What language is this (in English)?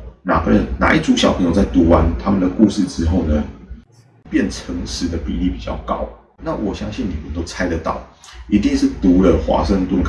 Chinese